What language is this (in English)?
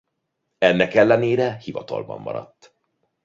Hungarian